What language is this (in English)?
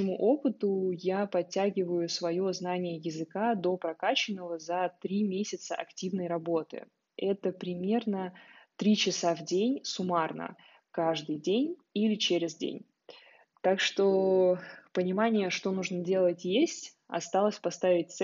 Russian